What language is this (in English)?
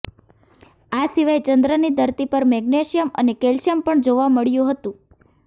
Gujarati